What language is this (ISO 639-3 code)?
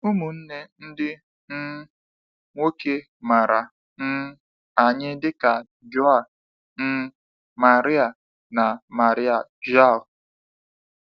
ibo